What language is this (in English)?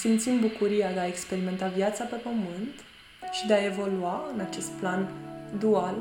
Romanian